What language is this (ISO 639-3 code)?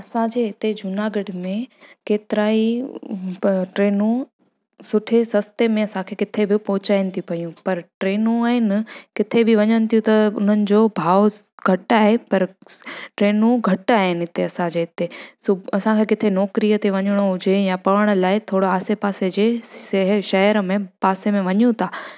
snd